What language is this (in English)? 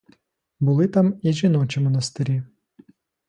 Ukrainian